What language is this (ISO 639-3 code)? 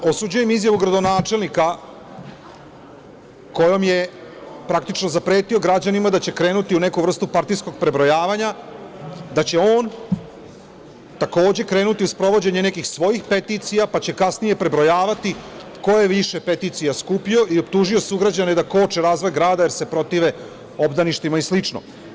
srp